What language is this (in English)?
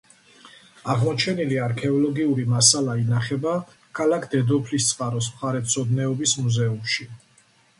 Georgian